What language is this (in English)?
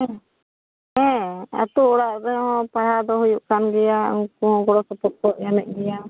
Santali